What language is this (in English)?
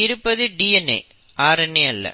Tamil